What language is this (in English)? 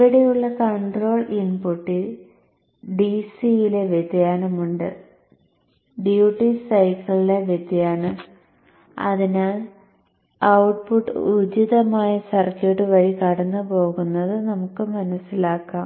Malayalam